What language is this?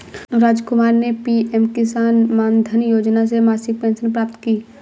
Hindi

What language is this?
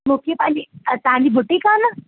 Sindhi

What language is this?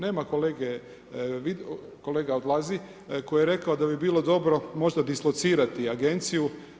Croatian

